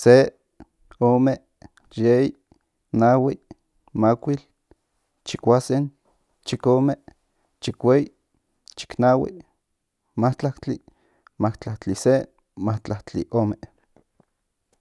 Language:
Central Nahuatl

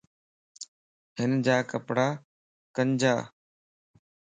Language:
Lasi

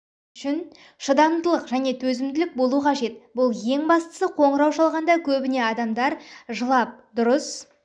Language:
Kazakh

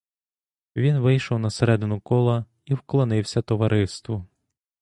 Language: Ukrainian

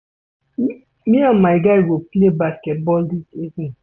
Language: Nigerian Pidgin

